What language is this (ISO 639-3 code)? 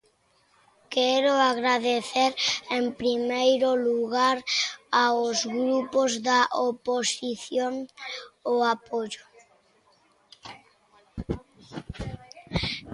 glg